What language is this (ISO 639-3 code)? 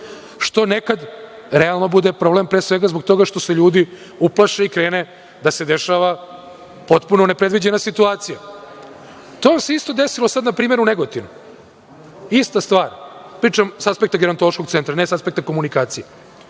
srp